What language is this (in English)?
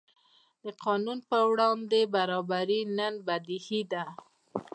Pashto